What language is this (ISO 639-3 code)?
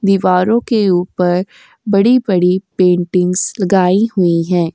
hin